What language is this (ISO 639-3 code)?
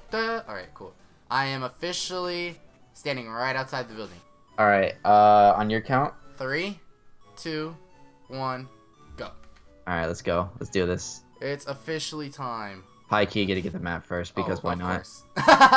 eng